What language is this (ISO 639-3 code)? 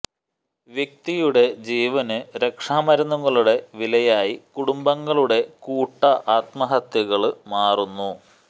mal